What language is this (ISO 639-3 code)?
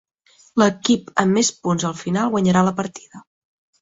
cat